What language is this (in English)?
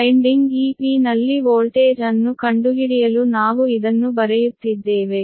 Kannada